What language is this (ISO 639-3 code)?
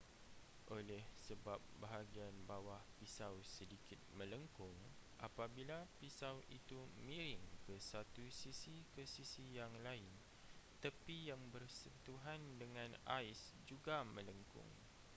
msa